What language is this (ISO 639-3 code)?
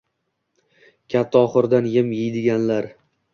uzb